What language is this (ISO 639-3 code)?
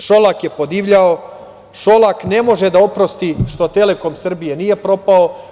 srp